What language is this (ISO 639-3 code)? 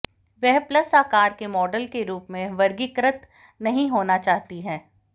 hin